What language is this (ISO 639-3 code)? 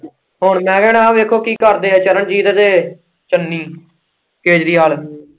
pan